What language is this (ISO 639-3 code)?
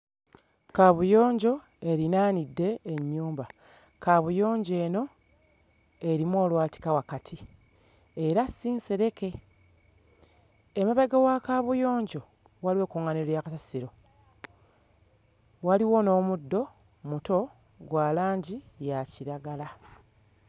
lug